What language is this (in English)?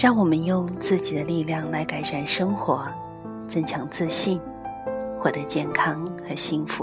Chinese